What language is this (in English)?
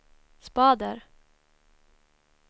Swedish